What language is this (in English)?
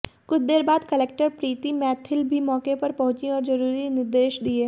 Hindi